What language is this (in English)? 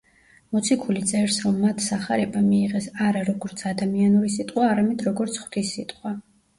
Georgian